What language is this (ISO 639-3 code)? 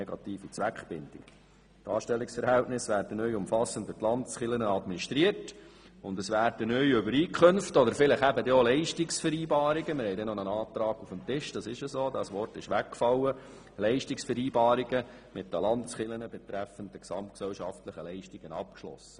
gsw